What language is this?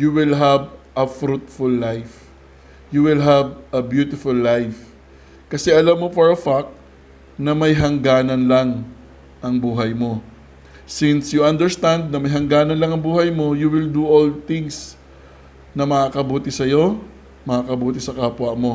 Filipino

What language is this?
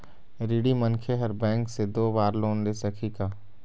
Chhattisgarhi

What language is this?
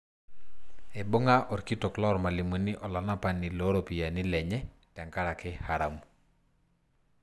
Masai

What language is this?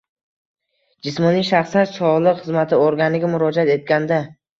Uzbek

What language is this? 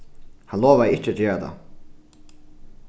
Faroese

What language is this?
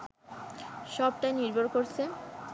Bangla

